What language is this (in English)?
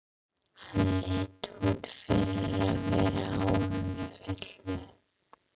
Icelandic